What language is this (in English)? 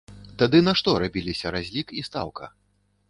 Belarusian